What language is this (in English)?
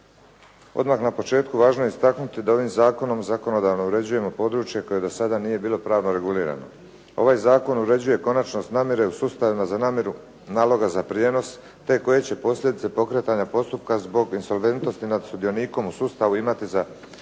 Croatian